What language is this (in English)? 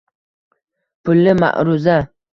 Uzbek